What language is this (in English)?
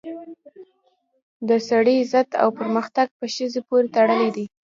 Pashto